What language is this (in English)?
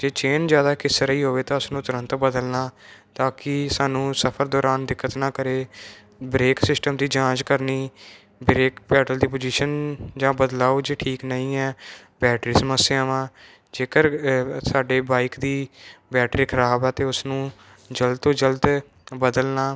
Punjabi